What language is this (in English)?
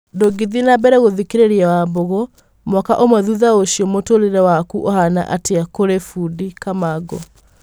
Kikuyu